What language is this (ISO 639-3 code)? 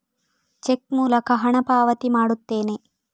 kan